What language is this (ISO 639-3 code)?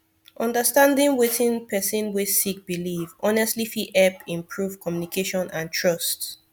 pcm